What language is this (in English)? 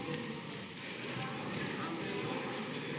Slovenian